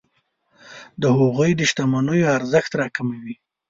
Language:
Pashto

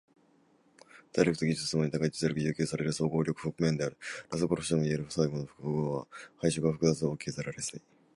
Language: Japanese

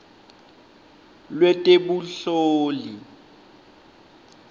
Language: Swati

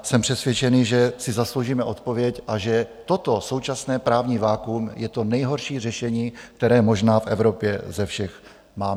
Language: Czech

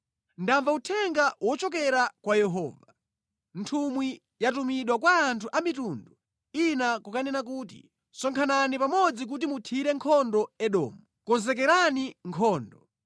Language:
Nyanja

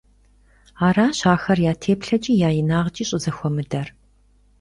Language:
Kabardian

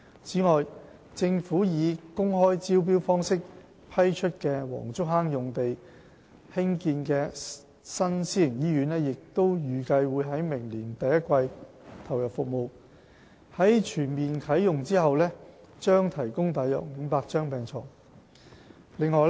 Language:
Cantonese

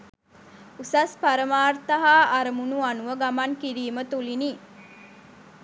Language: Sinhala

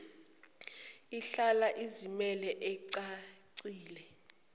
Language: Zulu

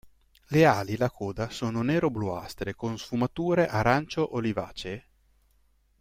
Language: Italian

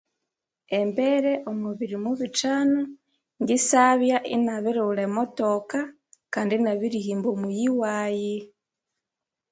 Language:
Konzo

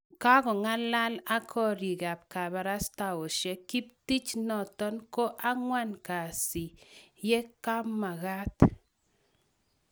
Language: Kalenjin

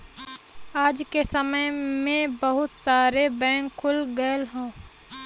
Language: Bhojpuri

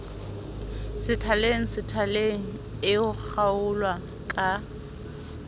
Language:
Southern Sotho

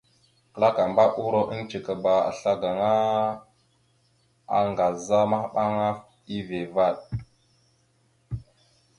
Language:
Mada (Cameroon)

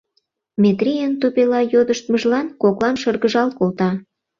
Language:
Mari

